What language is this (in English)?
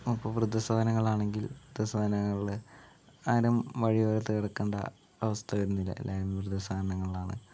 Malayalam